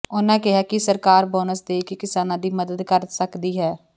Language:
Punjabi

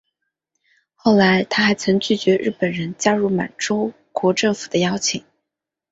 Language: Chinese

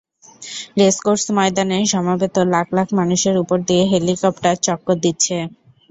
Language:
Bangla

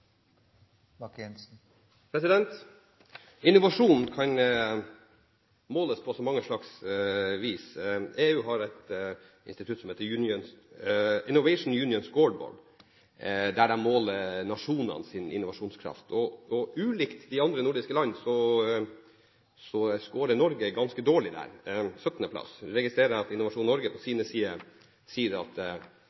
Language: Norwegian Bokmål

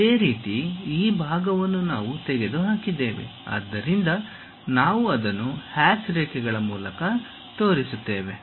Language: Kannada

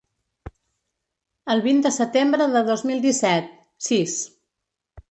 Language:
Catalan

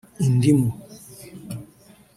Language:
Kinyarwanda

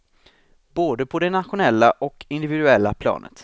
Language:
Swedish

